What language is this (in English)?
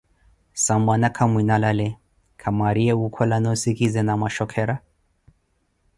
Koti